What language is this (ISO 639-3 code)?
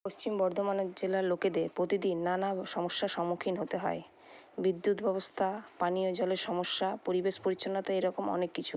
ben